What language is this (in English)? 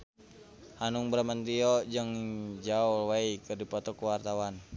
Sundanese